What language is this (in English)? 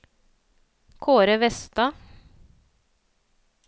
Norwegian